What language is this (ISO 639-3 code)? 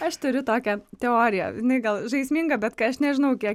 lit